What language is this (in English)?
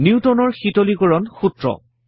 Assamese